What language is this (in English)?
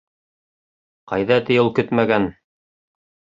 Bashkir